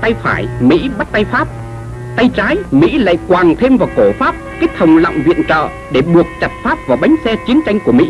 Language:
Vietnamese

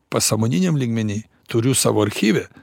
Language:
Lithuanian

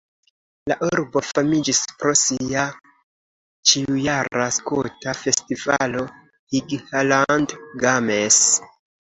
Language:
Esperanto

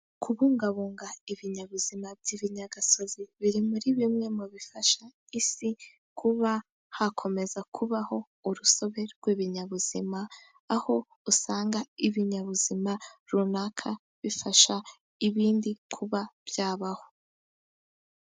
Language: Kinyarwanda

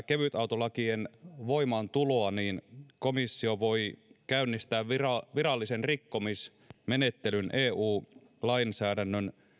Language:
Finnish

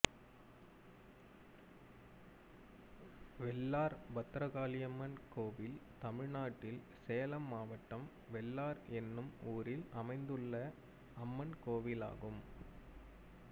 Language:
Tamil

